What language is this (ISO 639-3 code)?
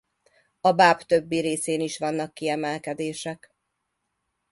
hun